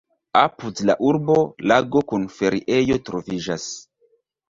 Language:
Esperanto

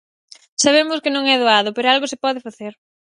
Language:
Galician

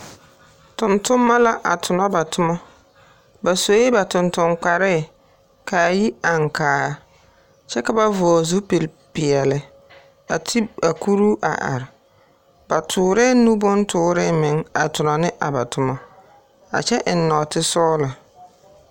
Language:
Southern Dagaare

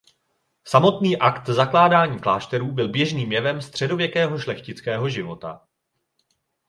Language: Czech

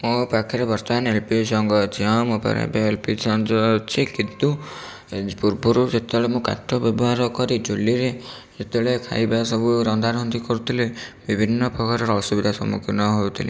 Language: Odia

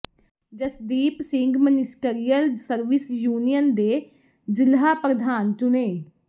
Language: Punjabi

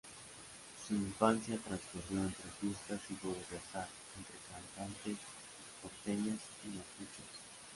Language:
Spanish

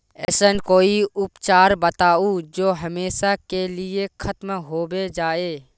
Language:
Magahi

